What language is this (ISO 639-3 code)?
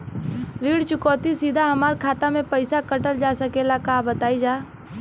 bho